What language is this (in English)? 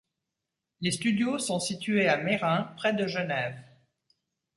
French